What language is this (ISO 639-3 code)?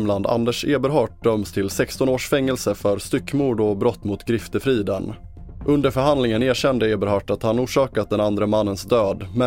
swe